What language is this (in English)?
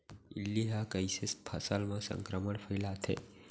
Chhattisgarhi